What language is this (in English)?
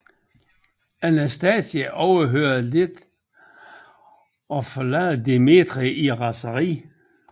Danish